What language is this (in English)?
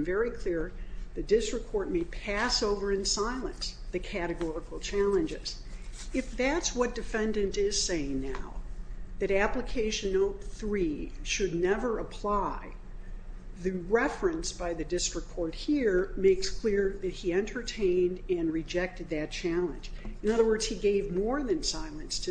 English